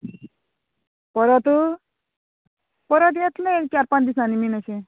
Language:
Konkani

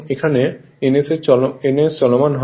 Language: Bangla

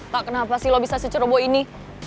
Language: Indonesian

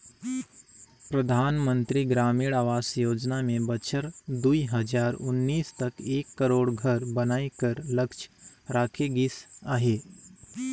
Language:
Chhattisgarhi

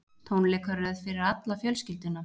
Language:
Icelandic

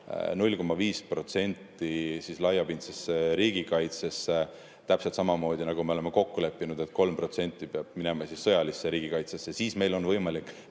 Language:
Estonian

